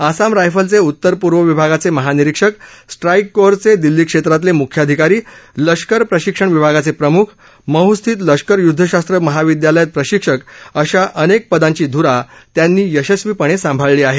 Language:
Marathi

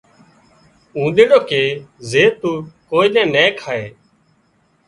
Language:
Wadiyara Koli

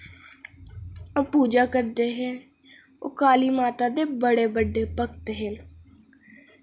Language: Dogri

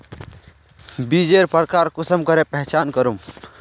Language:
Magahi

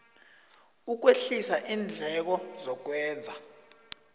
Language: South Ndebele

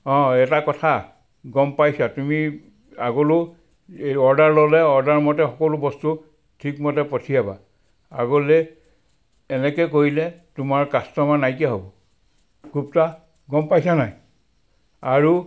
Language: Assamese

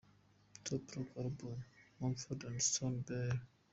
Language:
Kinyarwanda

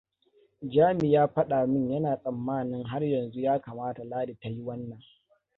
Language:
Hausa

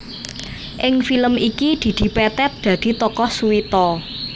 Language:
Javanese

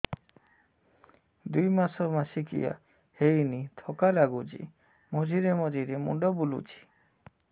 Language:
Odia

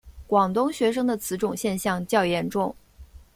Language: Chinese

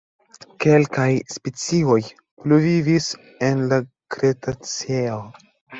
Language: Esperanto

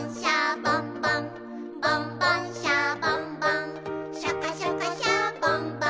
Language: Japanese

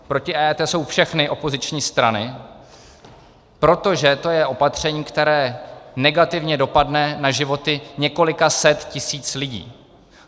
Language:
Czech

